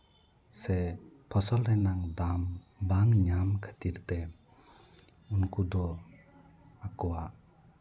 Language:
Santali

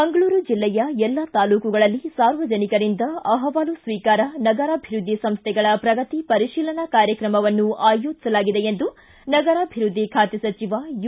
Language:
Kannada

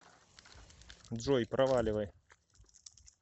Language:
Russian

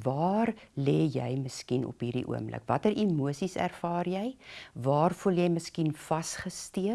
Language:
Dutch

